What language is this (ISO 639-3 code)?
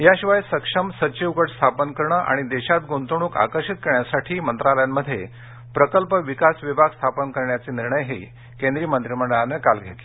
mar